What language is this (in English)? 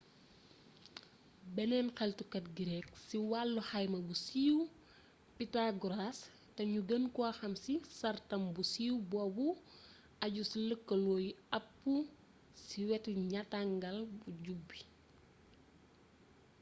Wolof